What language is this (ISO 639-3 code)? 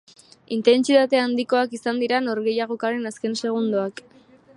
eus